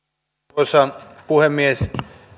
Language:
Finnish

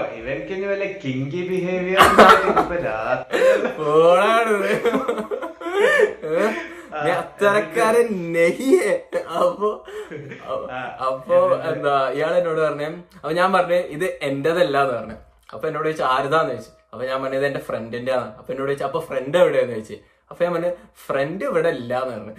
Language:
Malayalam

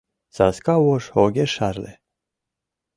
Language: Mari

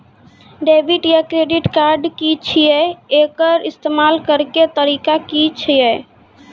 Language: Maithili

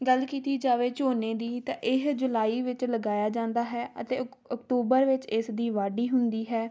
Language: Punjabi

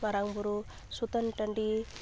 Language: Santali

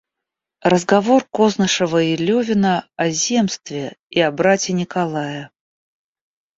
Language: Russian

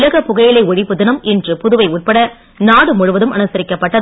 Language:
Tamil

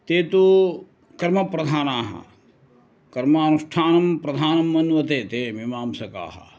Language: Sanskrit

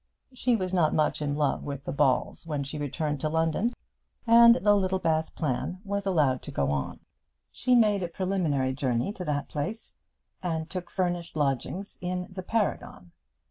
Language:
English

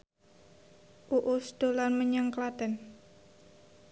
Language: Javanese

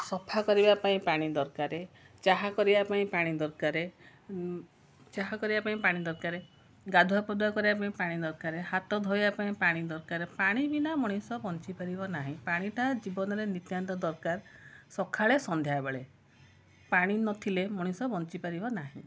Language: Odia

